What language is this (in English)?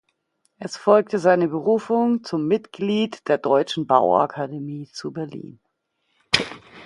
German